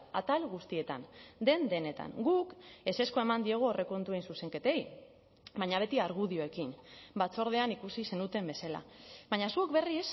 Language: Basque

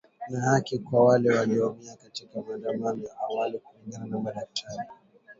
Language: Swahili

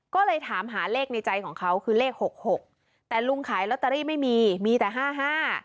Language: Thai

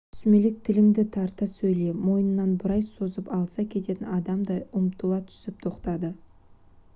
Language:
Kazakh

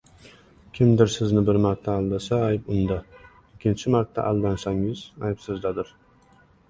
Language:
Uzbek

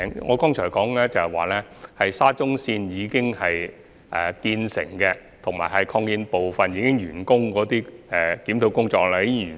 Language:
Cantonese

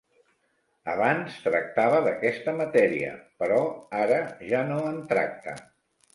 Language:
Catalan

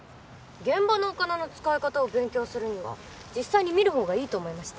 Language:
Japanese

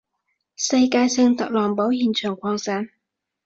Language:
Cantonese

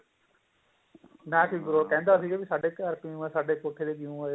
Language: Punjabi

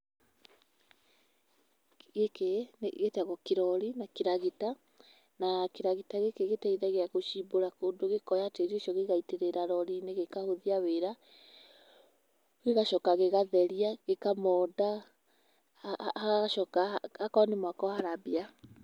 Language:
Kikuyu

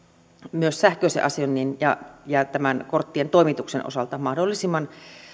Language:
Finnish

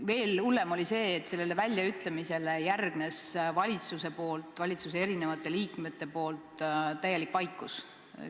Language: Estonian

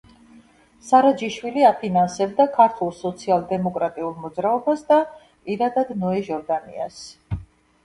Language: Georgian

